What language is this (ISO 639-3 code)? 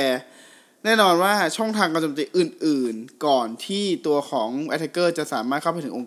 tha